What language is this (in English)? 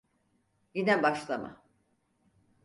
Turkish